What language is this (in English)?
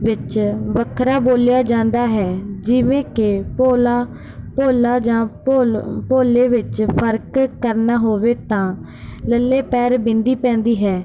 Punjabi